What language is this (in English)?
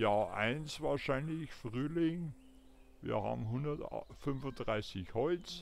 German